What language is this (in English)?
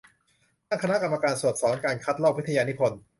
Thai